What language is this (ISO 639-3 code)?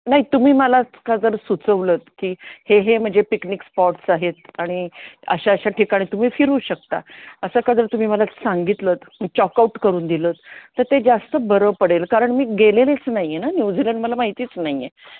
mar